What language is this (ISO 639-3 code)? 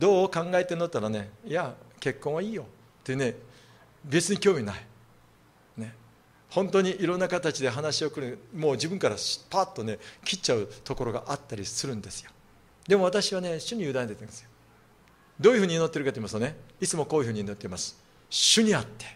jpn